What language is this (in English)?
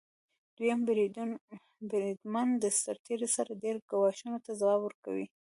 Pashto